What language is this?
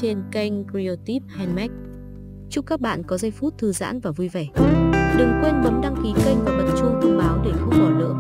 Vietnamese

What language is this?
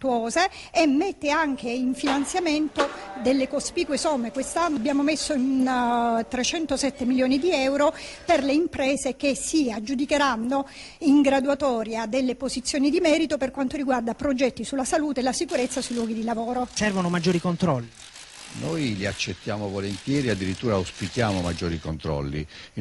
Italian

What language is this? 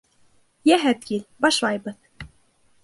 Bashkir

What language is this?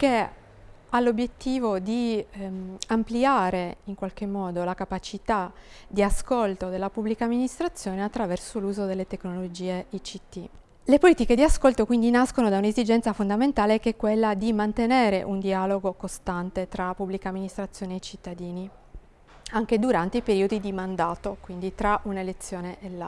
Italian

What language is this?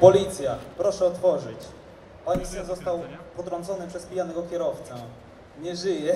Polish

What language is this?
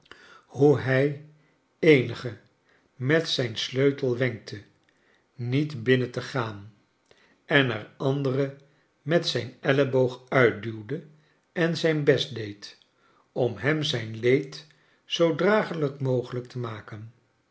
Dutch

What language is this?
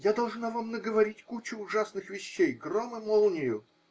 Russian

